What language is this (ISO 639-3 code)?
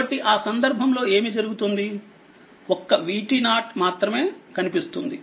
tel